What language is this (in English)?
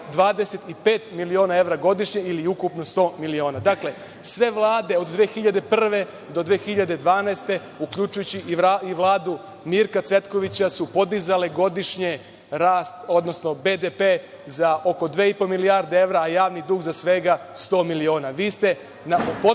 Serbian